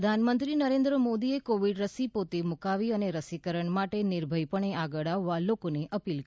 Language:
Gujarati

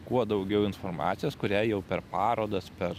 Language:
Lithuanian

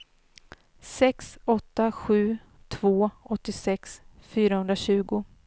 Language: Swedish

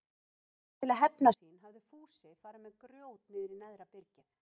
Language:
Icelandic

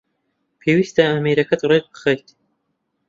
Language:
Central Kurdish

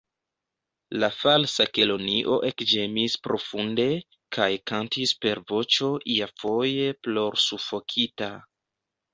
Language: Esperanto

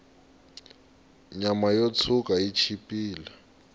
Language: Tsonga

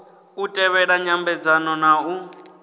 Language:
Venda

